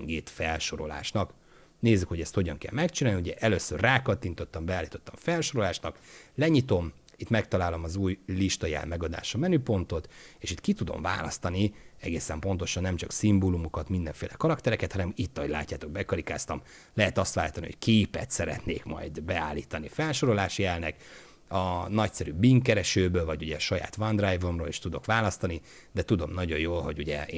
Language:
Hungarian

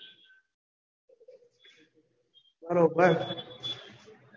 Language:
Gujarati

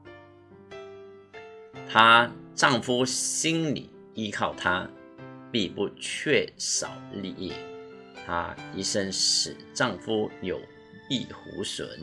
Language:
Chinese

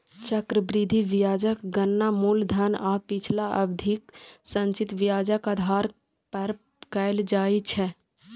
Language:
Maithili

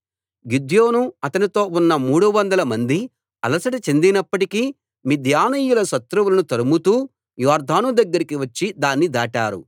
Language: Telugu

